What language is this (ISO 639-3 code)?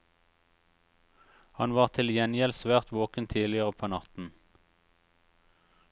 nor